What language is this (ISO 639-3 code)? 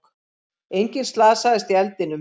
isl